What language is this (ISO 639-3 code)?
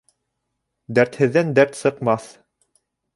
bak